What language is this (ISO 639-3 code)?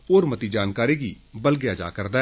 doi